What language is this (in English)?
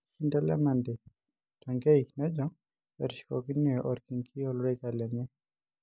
Masai